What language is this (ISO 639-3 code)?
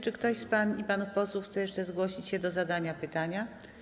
pol